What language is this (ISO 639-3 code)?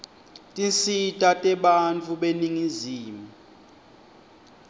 ssw